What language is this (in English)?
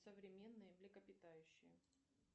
Russian